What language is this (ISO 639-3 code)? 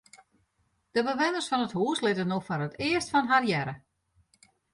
fry